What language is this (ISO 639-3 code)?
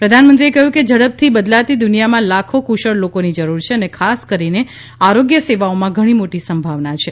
guj